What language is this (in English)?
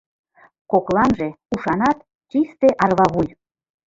Mari